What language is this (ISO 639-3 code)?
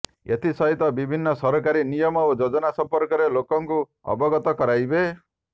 ori